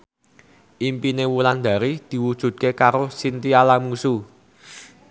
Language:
Javanese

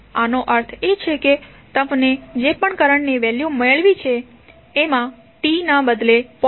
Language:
Gujarati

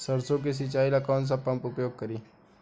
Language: Bhojpuri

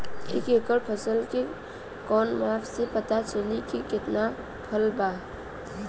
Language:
Bhojpuri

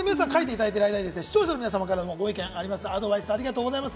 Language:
Japanese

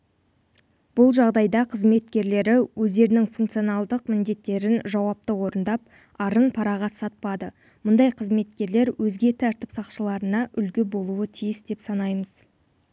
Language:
Kazakh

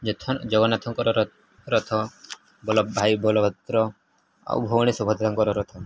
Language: Odia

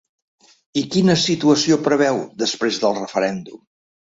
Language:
Catalan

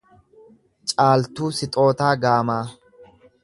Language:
Oromo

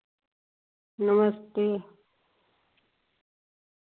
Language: Dogri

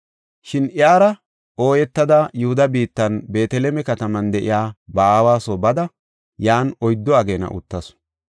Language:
Gofa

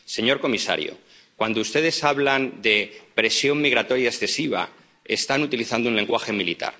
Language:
Spanish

